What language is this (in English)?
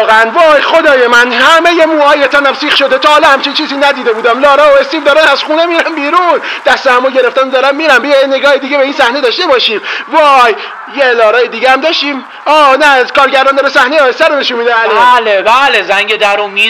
Persian